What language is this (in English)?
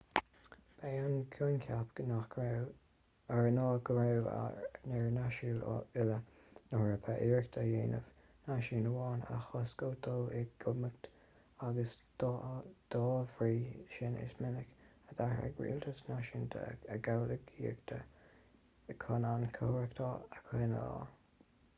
Irish